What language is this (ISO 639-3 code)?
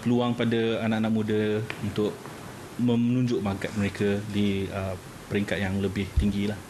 msa